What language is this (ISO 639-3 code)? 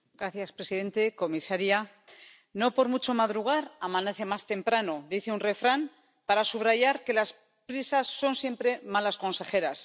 spa